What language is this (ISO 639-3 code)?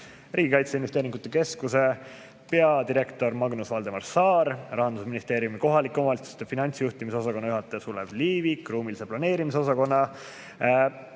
est